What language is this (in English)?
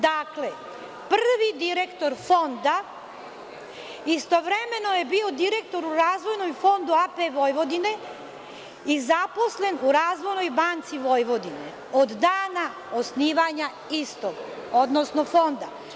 Serbian